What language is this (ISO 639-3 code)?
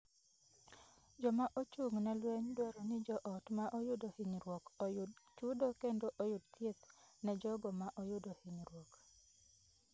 luo